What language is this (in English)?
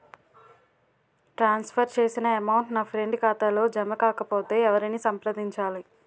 Telugu